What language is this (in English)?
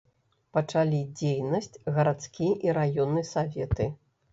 Belarusian